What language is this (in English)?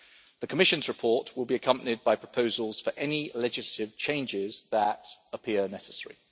English